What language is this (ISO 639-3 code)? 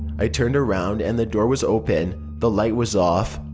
eng